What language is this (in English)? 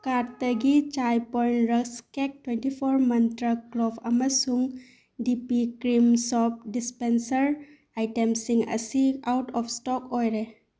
Manipuri